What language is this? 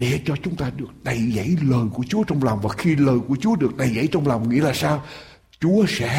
Vietnamese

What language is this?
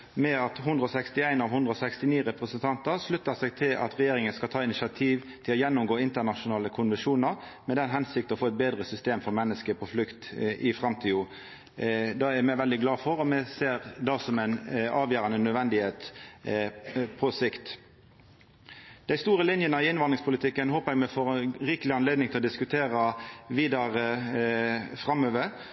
Norwegian Nynorsk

